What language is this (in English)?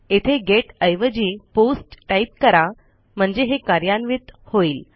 Marathi